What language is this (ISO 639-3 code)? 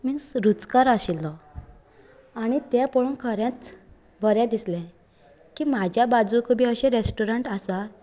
kok